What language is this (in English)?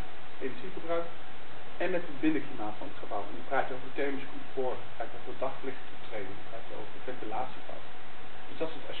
Dutch